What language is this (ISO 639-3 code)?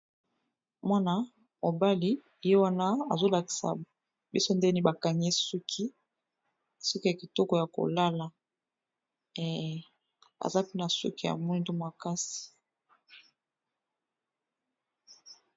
lin